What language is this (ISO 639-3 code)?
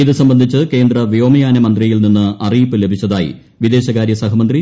mal